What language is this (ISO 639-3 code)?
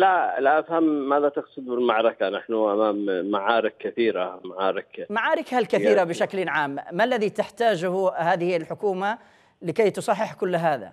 ara